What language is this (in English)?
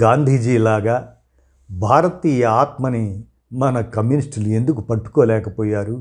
Telugu